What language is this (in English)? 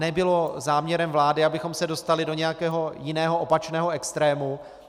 Czech